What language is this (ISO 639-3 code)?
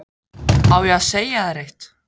isl